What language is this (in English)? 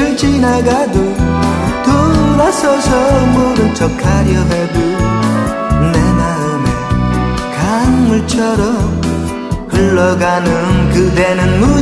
Korean